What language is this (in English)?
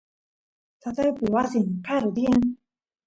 Santiago del Estero Quichua